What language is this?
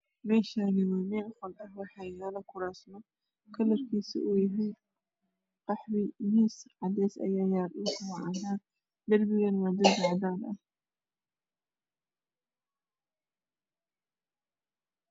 Somali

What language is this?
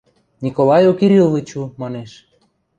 Western Mari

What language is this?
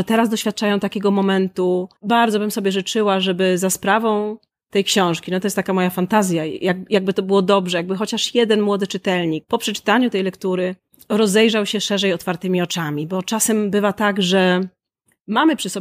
Polish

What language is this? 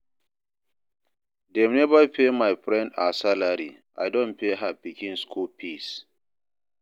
Nigerian Pidgin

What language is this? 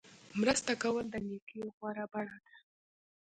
Pashto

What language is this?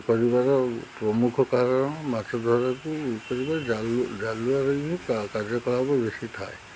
Odia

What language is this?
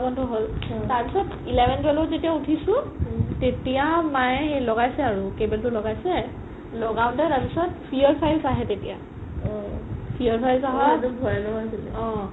Assamese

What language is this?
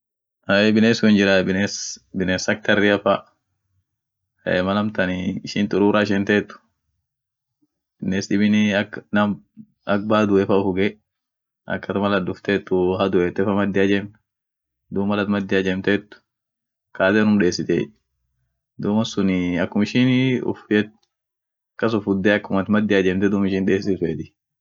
Orma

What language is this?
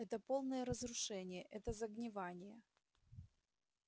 Russian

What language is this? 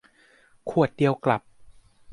Thai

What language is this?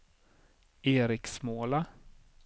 Swedish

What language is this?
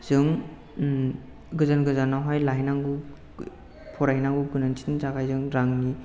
Bodo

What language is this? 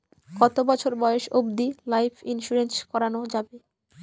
Bangla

